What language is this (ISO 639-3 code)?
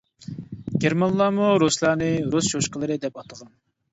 uig